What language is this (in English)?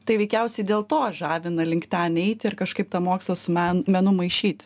Lithuanian